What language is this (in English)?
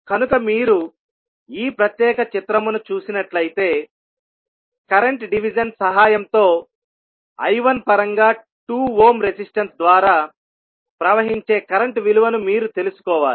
Telugu